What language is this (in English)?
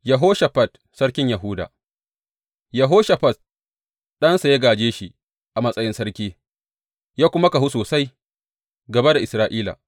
Hausa